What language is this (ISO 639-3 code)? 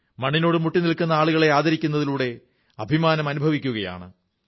mal